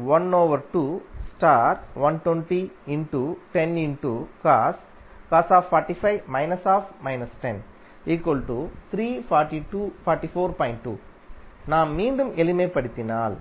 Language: Tamil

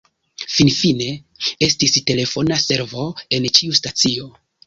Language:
Esperanto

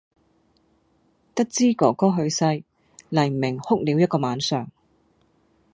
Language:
Cantonese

